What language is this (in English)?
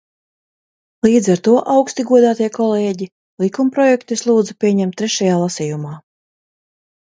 Latvian